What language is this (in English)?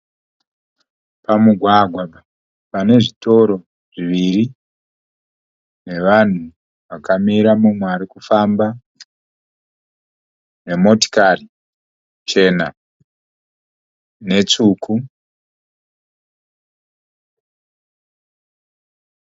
Shona